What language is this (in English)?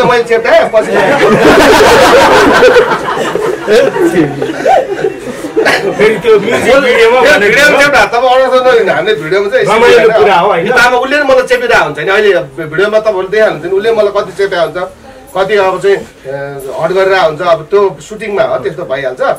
Arabic